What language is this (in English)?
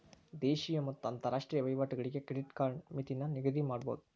Kannada